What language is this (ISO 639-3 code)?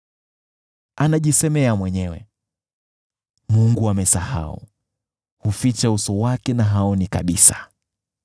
swa